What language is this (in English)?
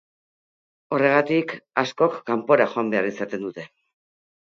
Basque